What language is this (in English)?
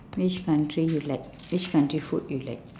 English